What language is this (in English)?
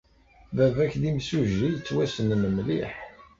Kabyle